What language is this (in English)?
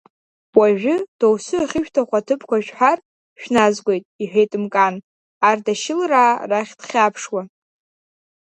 Abkhazian